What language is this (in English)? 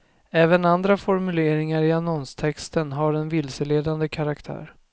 Swedish